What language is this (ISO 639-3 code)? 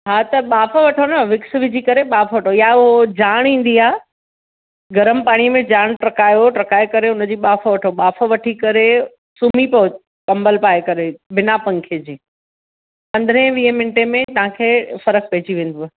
snd